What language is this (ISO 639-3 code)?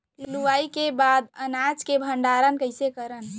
hne